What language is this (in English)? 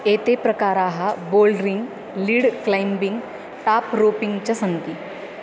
Sanskrit